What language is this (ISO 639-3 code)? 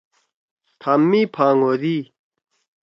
trw